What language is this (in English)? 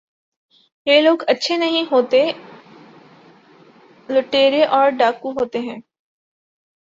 Urdu